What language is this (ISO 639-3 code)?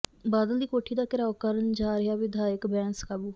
pan